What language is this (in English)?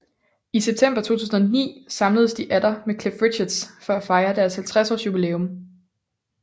Danish